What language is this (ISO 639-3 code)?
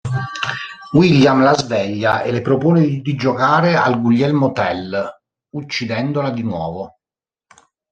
ita